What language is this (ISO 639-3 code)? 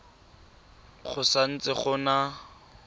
tsn